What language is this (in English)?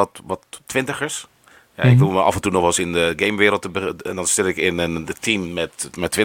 Dutch